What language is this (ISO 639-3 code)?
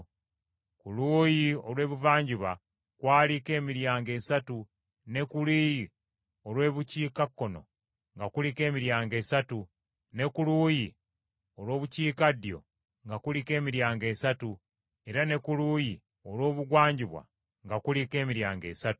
lug